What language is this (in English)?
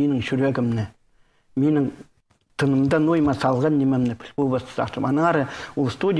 Russian